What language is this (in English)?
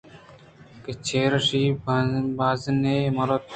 Eastern Balochi